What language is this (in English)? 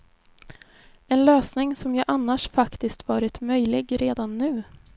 Swedish